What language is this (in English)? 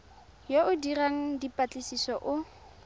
Tswana